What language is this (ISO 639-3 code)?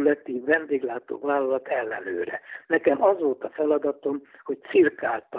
hun